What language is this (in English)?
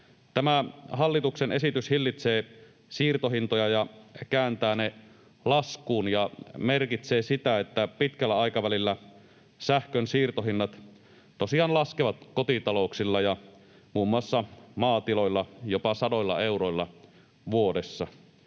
Finnish